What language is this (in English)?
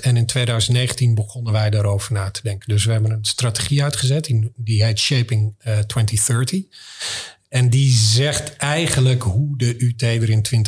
Dutch